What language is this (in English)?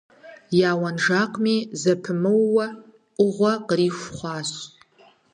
Kabardian